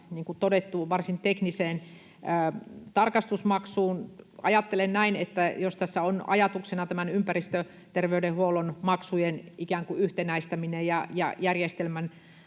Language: Finnish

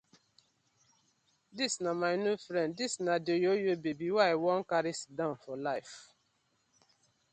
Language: Nigerian Pidgin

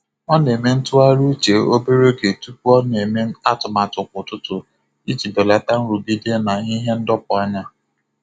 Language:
Igbo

